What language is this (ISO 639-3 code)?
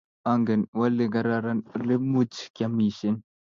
kln